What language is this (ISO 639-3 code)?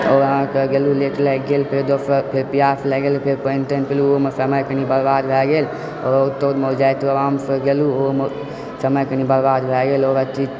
mai